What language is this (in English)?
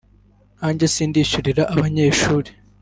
Kinyarwanda